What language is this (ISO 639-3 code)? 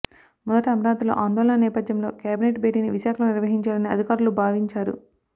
tel